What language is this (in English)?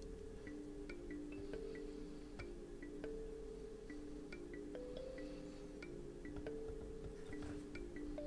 French